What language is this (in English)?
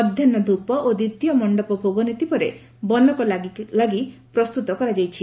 Odia